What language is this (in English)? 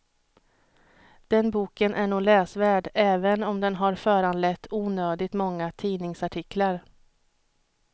Swedish